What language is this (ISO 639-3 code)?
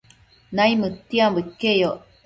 mcf